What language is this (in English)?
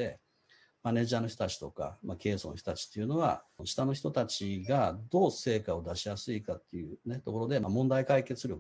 Japanese